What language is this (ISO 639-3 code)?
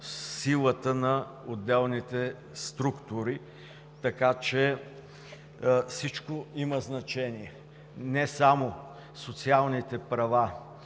bul